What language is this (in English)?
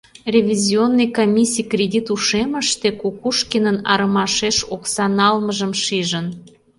Mari